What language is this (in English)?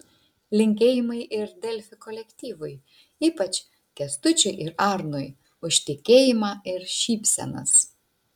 Lithuanian